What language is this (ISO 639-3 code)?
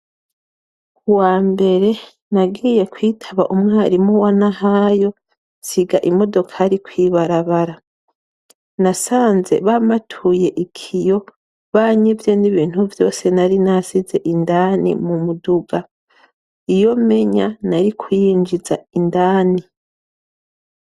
run